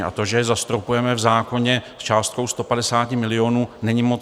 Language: Czech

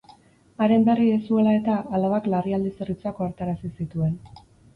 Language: Basque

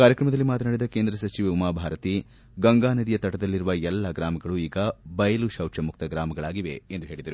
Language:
Kannada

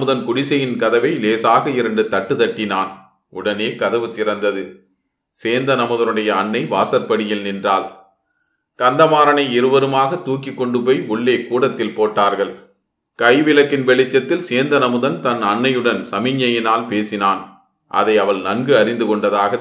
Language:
Tamil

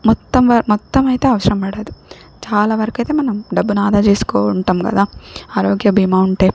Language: Telugu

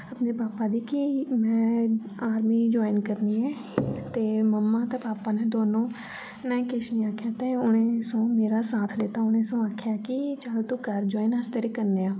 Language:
Dogri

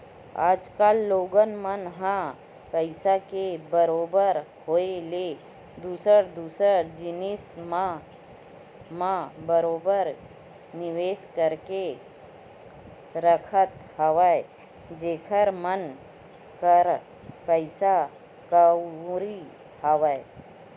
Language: Chhattisgarhi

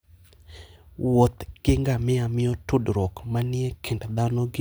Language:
Luo (Kenya and Tanzania)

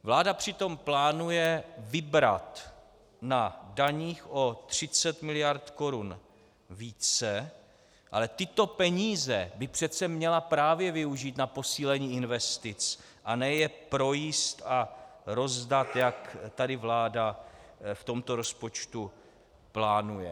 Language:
Czech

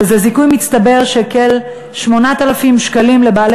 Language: Hebrew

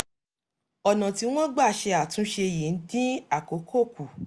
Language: Yoruba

